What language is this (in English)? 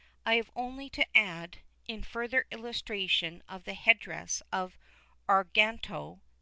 English